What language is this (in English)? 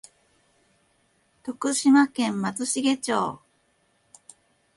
Japanese